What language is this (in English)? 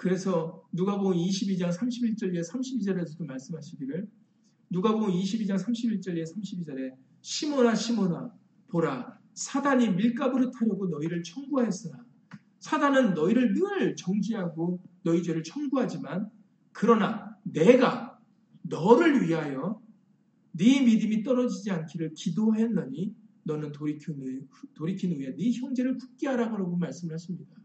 Korean